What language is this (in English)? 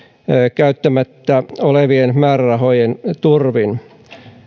Finnish